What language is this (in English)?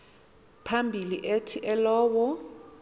Xhosa